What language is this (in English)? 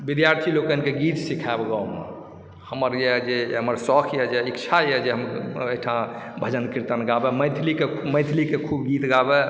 Maithili